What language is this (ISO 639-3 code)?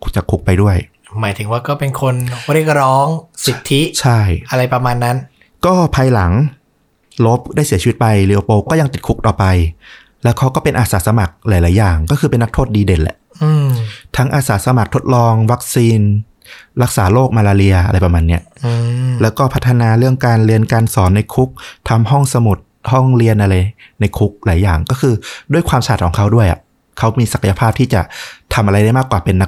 tha